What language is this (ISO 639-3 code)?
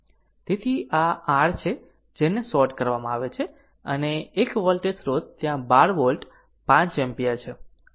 guj